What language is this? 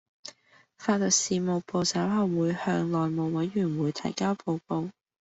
Cantonese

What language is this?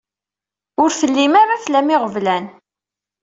Kabyle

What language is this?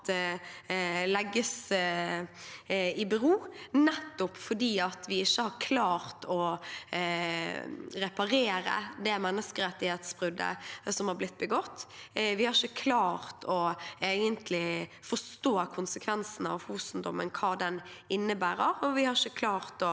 Norwegian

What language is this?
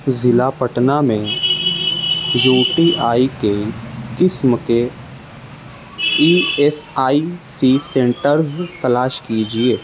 Urdu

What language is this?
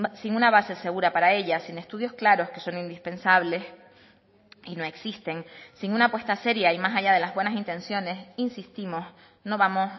Spanish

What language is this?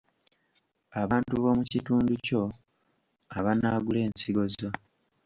Ganda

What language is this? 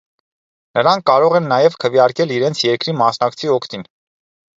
Armenian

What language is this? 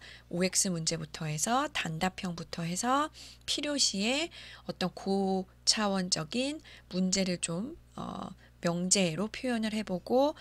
Korean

